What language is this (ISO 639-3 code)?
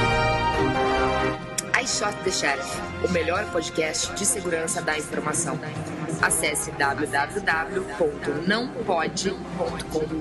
por